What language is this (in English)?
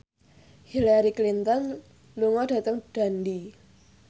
Javanese